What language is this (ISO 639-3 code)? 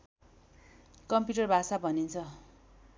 nep